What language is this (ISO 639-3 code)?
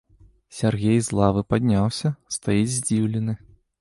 bel